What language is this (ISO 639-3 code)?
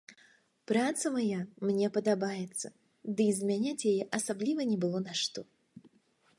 bel